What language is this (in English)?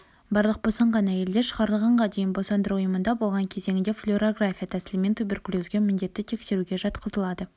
Kazakh